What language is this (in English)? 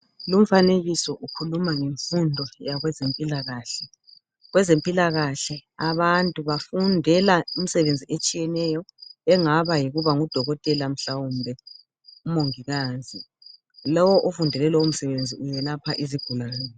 North Ndebele